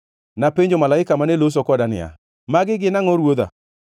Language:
Luo (Kenya and Tanzania)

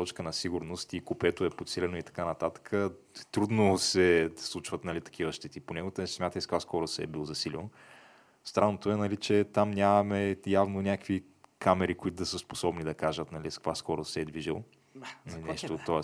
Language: Bulgarian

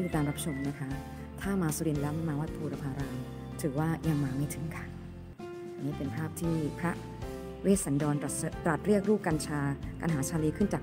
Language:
Thai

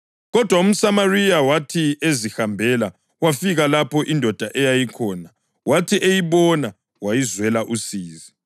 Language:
North Ndebele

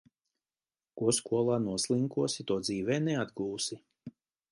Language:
Latvian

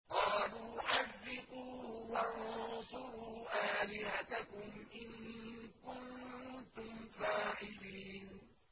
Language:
Arabic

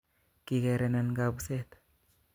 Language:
Kalenjin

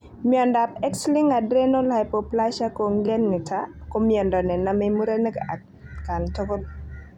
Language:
Kalenjin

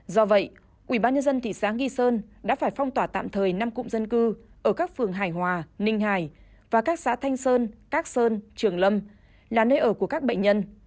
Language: Vietnamese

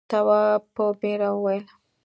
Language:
Pashto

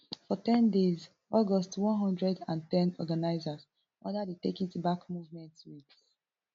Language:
Nigerian Pidgin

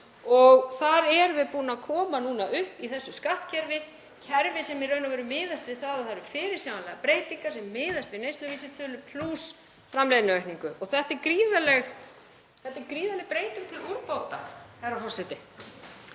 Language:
Icelandic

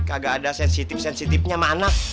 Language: Indonesian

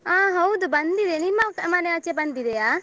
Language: Kannada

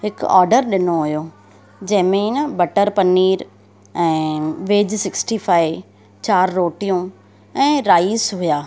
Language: Sindhi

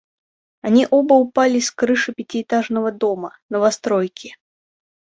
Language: Russian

